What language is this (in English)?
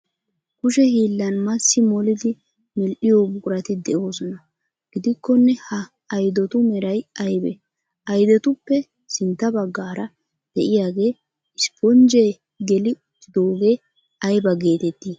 Wolaytta